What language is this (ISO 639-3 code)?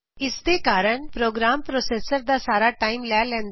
pan